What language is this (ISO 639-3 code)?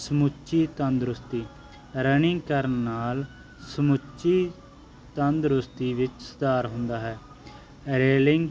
pan